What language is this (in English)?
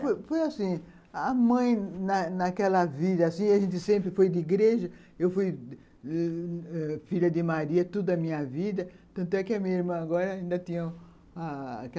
Portuguese